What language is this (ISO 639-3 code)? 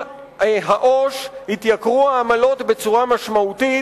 heb